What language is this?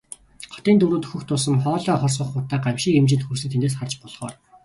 Mongolian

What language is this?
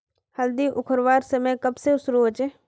Magahi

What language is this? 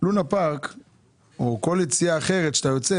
Hebrew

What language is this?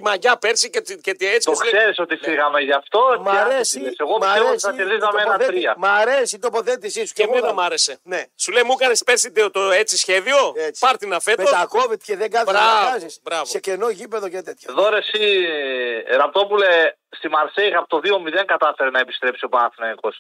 Greek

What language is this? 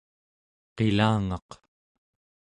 Central Yupik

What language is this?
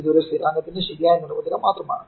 Malayalam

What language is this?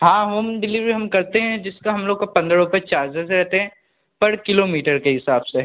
Hindi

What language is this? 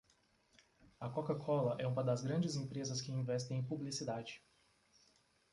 Portuguese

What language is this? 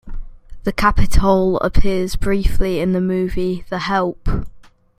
English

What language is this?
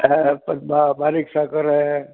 Marathi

